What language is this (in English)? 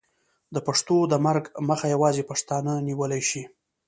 Pashto